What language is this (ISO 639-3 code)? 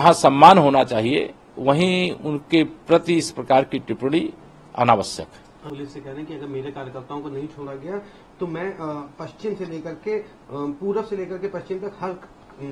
hin